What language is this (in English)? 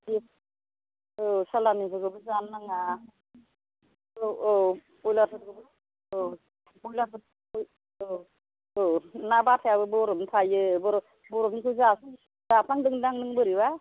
Bodo